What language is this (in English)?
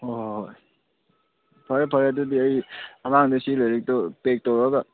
Manipuri